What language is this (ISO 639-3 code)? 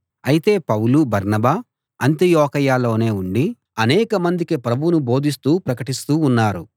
tel